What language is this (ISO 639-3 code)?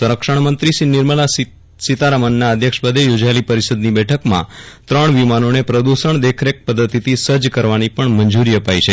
guj